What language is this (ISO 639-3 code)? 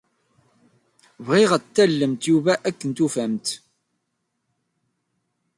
kab